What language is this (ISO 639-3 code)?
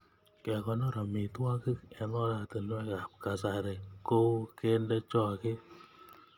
kln